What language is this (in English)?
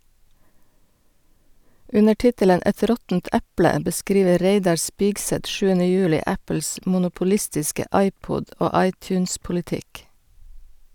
Norwegian